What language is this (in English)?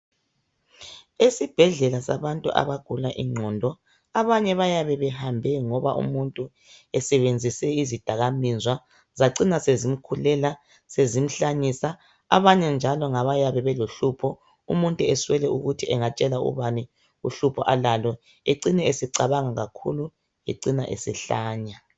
North Ndebele